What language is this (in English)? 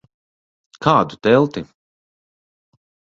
Latvian